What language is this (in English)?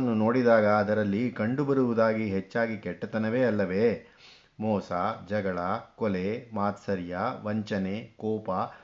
Kannada